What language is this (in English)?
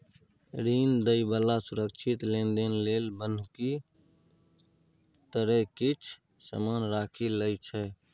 Maithili